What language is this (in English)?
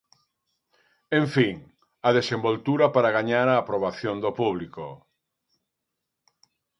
Galician